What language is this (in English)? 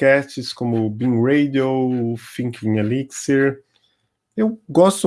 Portuguese